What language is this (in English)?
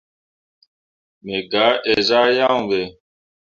Mundang